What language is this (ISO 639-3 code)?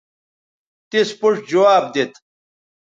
btv